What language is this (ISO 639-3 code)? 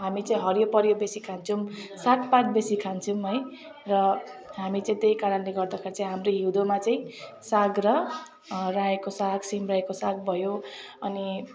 nep